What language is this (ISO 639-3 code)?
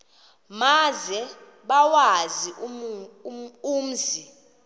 xho